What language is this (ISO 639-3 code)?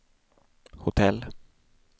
swe